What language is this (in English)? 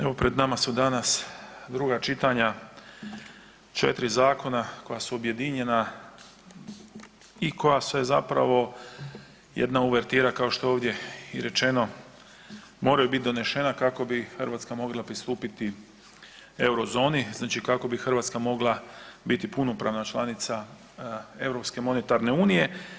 Croatian